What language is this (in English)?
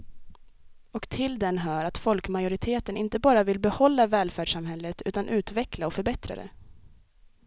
Swedish